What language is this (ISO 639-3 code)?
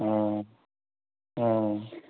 asm